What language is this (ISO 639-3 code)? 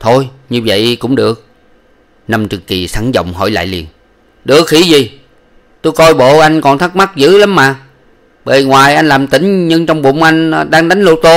vie